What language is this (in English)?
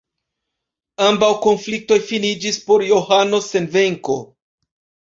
Esperanto